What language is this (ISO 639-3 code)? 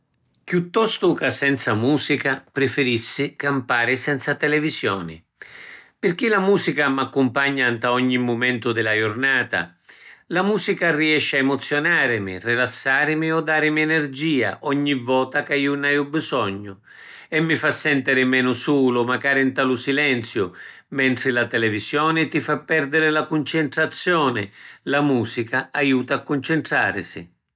scn